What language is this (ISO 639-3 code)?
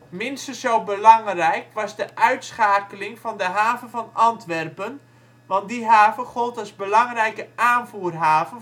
nld